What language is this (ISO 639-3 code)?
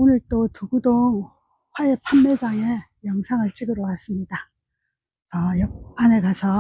kor